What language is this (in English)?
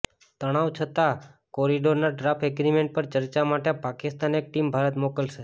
Gujarati